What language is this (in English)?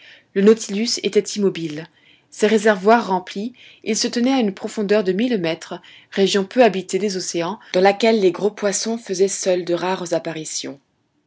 French